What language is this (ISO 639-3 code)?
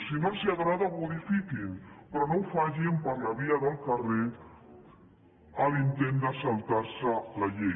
cat